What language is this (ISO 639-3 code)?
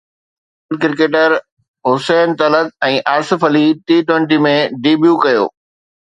snd